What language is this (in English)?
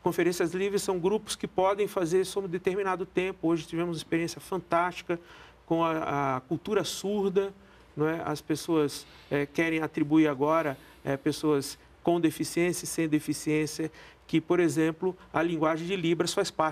Portuguese